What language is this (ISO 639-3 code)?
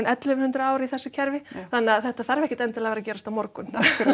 isl